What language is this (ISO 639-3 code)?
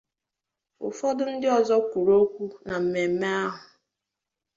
ibo